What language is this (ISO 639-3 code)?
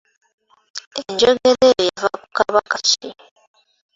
lug